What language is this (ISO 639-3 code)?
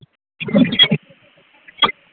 mai